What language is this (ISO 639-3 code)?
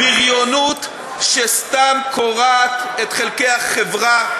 heb